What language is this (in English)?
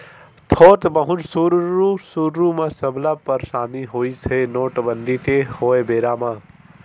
Chhattisgarhi